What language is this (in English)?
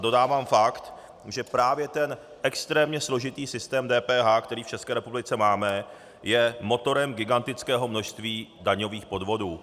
Czech